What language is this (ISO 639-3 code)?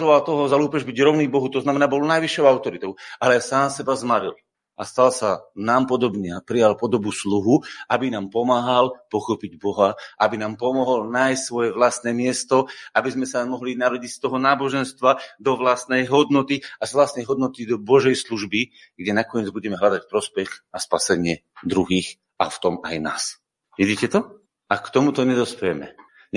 slk